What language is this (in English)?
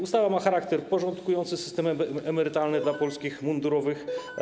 Polish